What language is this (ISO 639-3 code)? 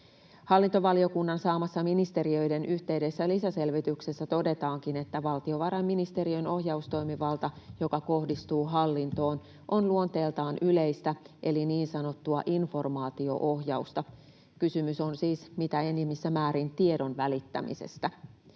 fin